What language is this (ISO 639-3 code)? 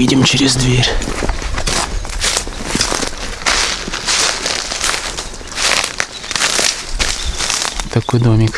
rus